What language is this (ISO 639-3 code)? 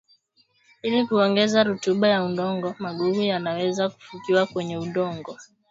swa